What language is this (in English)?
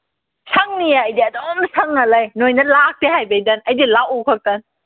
Manipuri